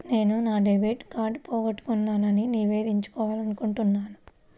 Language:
Telugu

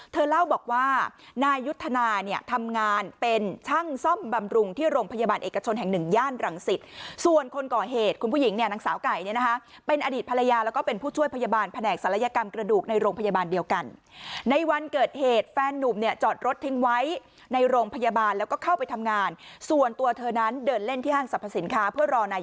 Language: Thai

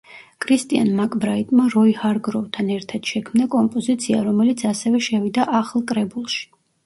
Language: Georgian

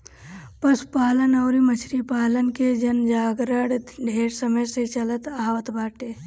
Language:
Bhojpuri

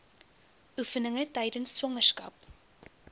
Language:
Afrikaans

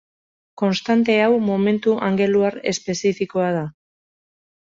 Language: Basque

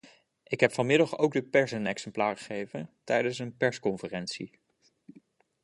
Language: Dutch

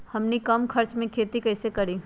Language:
Magahi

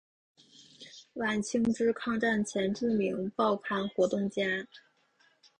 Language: Chinese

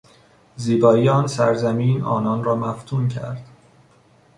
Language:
Persian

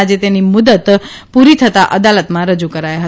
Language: Gujarati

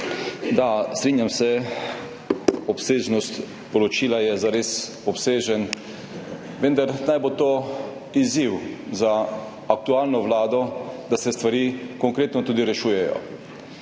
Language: Slovenian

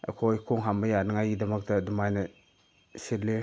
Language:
Manipuri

